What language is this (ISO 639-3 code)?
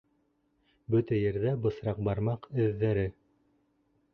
bak